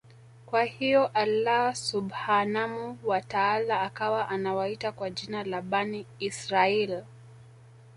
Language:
Swahili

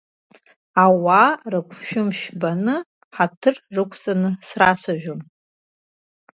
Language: Abkhazian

